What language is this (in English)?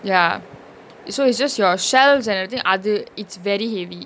English